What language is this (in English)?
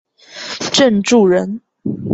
Chinese